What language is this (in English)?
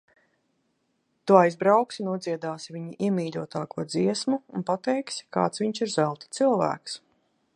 Latvian